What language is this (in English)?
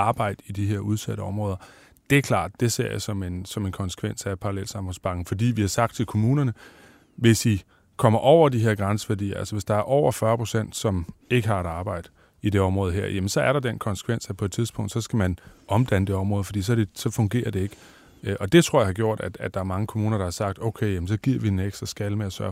Danish